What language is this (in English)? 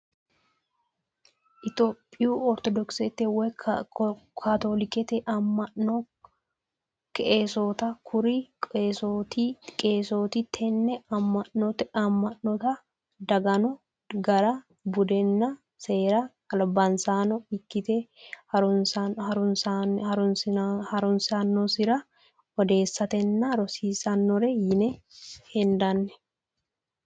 Sidamo